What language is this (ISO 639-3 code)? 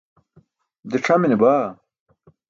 bsk